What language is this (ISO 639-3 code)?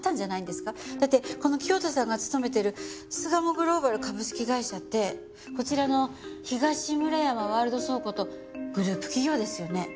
jpn